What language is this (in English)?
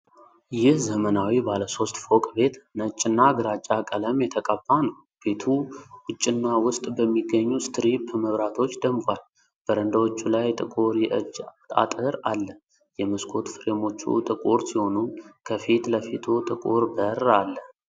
Amharic